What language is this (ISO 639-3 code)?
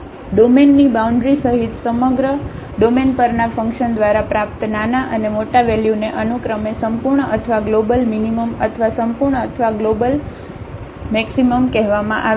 guj